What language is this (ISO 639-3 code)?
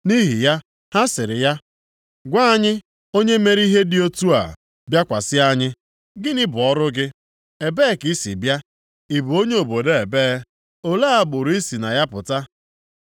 ibo